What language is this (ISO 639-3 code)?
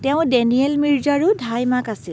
asm